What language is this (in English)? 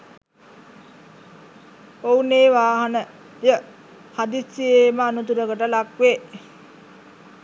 Sinhala